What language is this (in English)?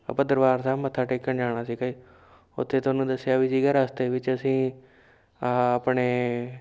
Punjabi